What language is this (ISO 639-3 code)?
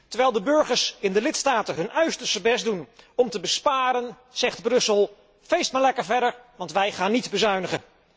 nld